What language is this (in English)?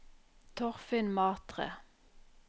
Norwegian